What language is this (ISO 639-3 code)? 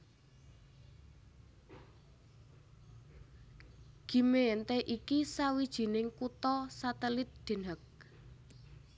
jav